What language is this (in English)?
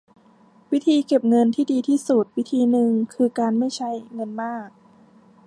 Thai